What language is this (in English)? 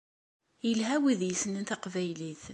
Kabyle